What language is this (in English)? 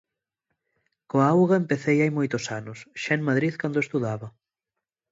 Galician